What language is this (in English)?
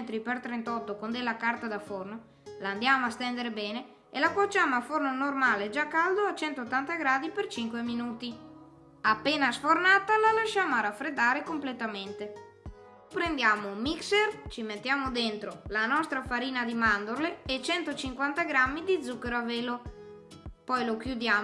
Italian